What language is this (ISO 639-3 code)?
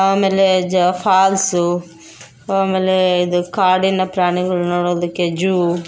kan